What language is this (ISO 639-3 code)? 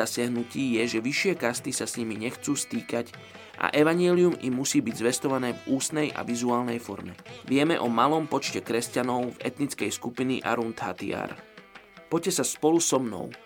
slk